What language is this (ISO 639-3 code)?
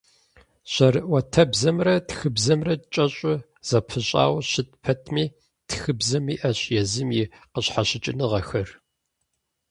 kbd